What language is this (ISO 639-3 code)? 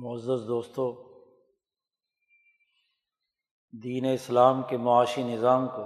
urd